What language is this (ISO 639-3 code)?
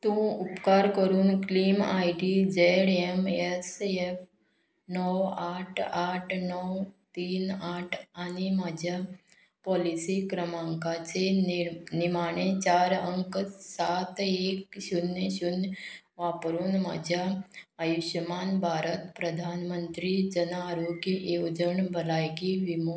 kok